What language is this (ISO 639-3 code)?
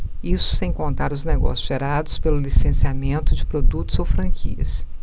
por